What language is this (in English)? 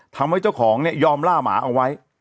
Thai